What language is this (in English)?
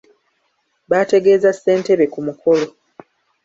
Ganda